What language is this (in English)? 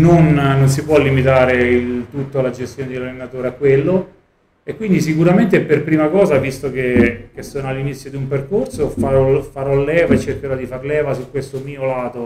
Italian